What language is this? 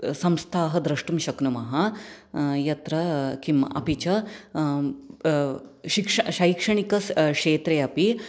Sanskrit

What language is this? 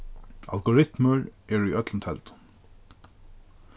Faroese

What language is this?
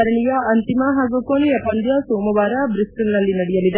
Kannada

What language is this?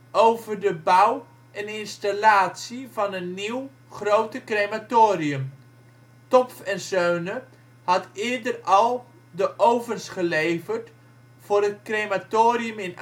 Dutch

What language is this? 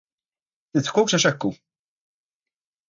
Maltese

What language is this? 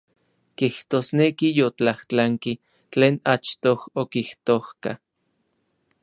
Orizaba Nahuatl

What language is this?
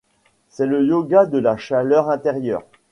French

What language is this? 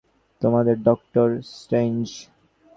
Bangla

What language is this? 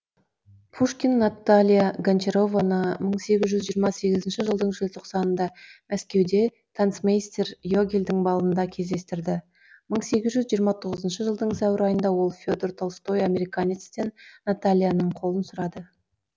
Kazakh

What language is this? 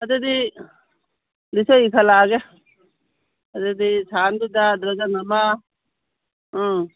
Manipuri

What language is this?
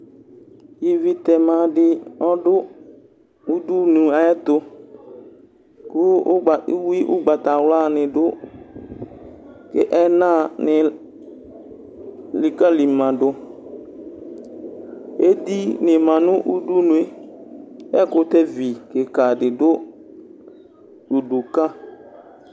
Ikposo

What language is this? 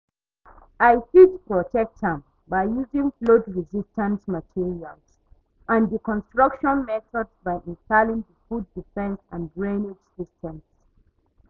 Nigerian Pidgin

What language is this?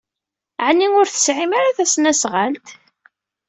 Kabyle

